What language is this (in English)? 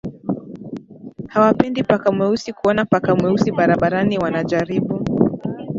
Swahili